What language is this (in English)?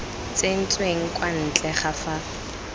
Tswana